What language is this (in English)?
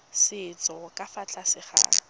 Tswana